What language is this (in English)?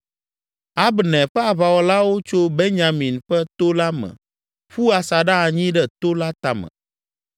Ewe